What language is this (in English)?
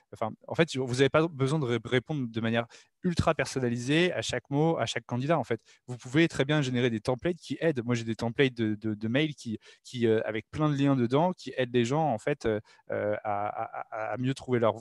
French